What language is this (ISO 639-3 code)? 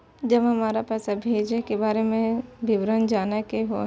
mai